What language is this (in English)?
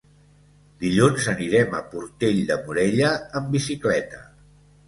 Catalan